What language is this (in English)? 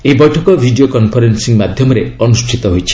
Odia